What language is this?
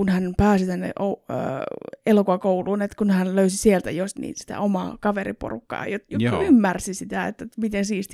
Finnish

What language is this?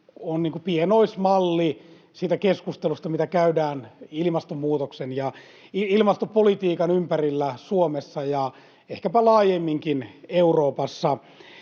Finnish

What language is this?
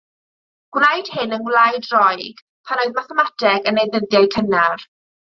Welsh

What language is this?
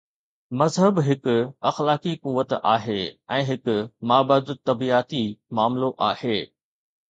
Sindhi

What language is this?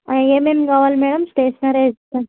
Telugu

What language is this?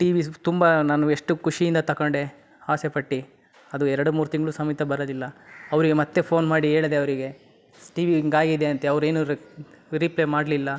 Kannada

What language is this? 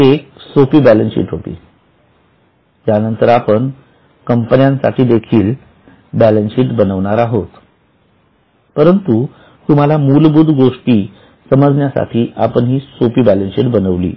Marathi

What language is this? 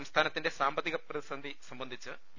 Malayalam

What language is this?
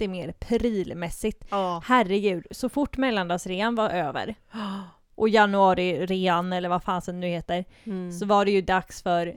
Swedish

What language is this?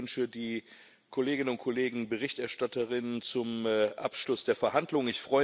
German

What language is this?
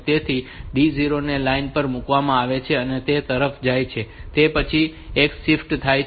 Gujarati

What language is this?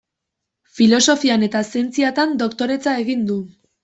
Basque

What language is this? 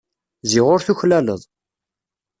Kabyle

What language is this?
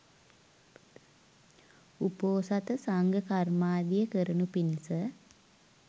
Sinhala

